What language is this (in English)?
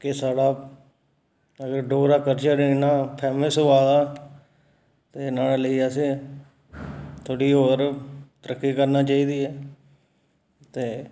Dogri